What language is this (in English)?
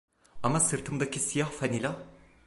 Turkish